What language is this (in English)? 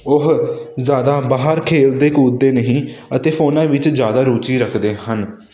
Punjabi